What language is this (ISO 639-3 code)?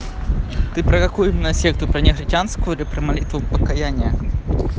rus